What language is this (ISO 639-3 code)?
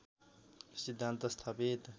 nep